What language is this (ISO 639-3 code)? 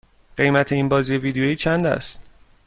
fas